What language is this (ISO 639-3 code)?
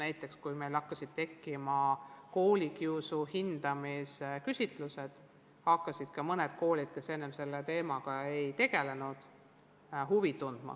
est